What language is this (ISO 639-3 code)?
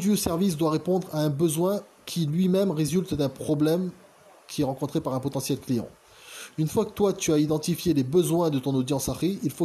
fra